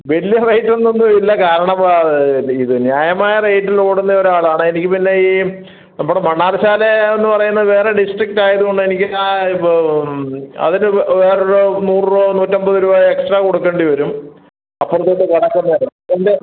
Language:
Malayalam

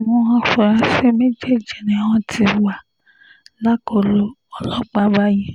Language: Yoruba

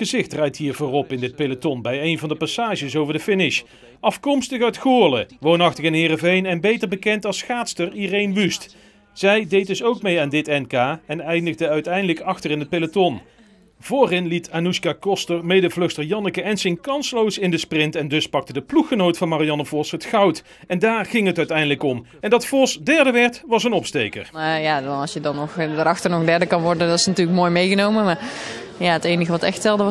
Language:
Dutch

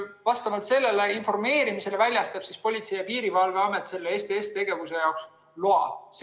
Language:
Estonian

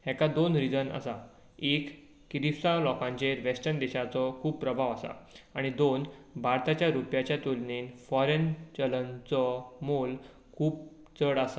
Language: Konkani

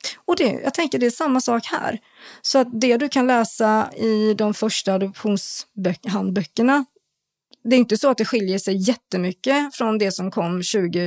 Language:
Swedish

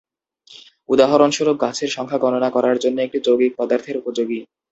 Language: Bangla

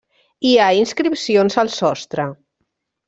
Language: Catalan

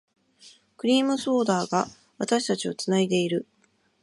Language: Japanese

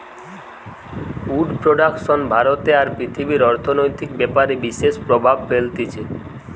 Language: Bangla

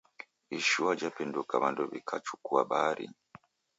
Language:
Taita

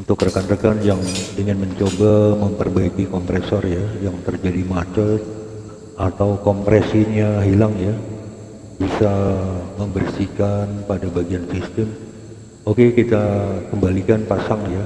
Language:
Indonesian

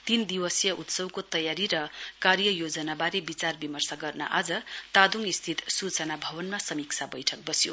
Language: Nepali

